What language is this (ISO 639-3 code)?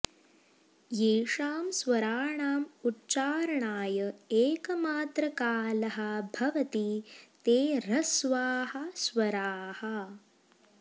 san